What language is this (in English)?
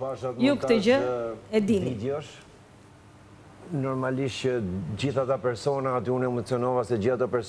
Romanian